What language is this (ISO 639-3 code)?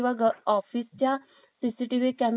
mar